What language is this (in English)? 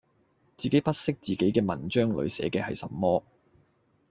Cantonese